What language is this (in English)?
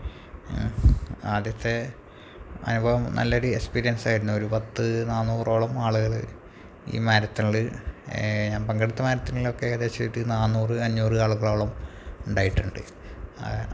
Malayalam